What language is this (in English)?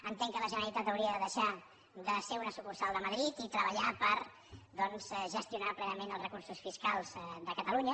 Catalan